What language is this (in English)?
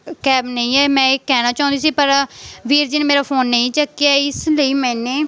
Punjabi